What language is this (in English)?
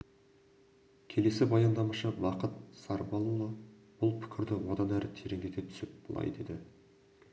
Kazakh